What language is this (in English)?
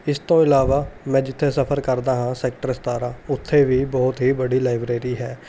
Punjabi